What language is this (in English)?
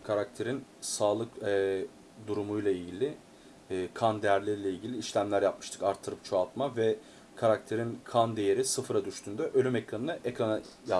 Turkish